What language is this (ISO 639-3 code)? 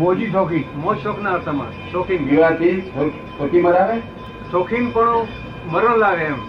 guj